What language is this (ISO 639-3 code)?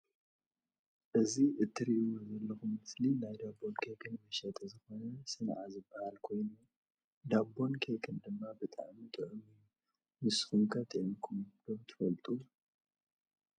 tir